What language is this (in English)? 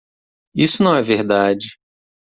Portuguese